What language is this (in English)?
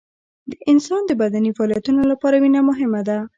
Pashto